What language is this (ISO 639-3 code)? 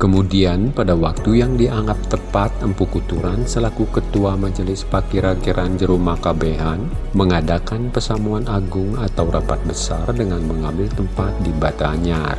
ind